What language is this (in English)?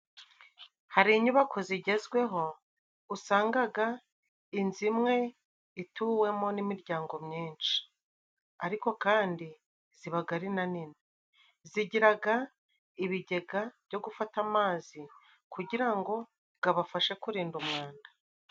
Kinyarwanda